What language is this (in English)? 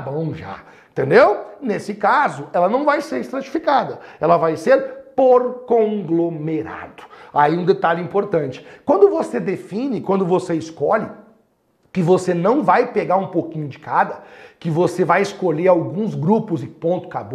Portuguese